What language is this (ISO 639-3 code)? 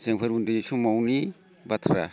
brx